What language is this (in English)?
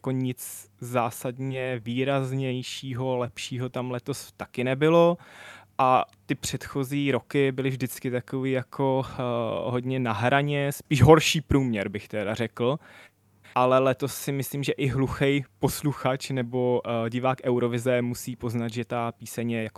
Czech